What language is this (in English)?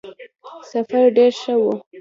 Pashto